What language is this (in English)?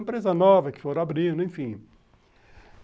Portuguese